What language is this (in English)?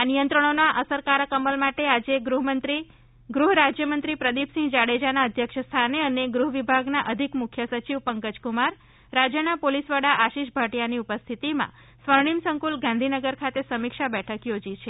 Gujarati